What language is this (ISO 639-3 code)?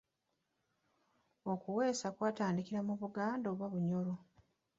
lug